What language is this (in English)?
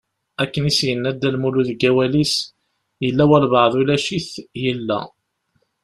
Kabyle